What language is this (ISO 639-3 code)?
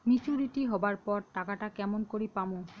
ben